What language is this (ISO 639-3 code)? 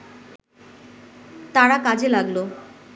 ben